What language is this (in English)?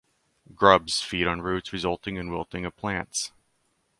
English